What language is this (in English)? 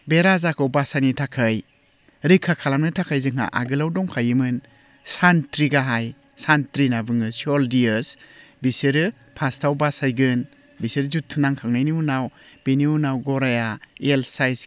Bodo